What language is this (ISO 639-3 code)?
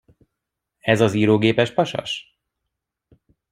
hun